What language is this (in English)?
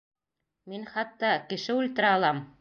Bashkir